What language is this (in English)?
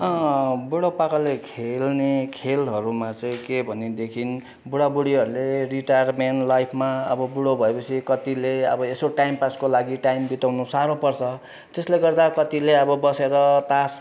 Nepali